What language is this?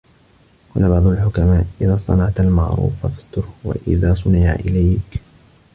Arabic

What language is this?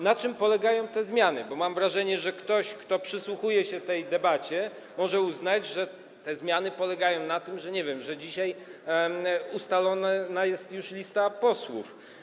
Polish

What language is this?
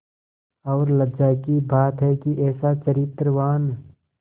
Hindi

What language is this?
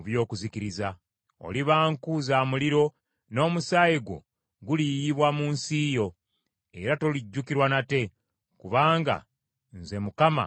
Ganda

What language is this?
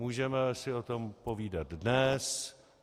Czech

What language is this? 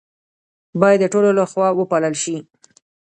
Pashto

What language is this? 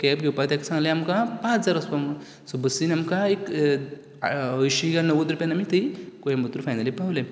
Konkani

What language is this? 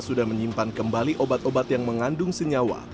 Indonesian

